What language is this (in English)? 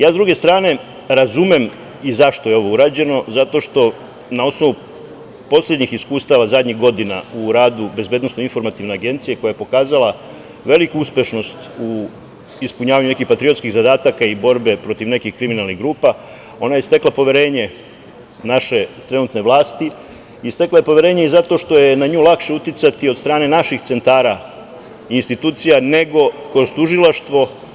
Serbian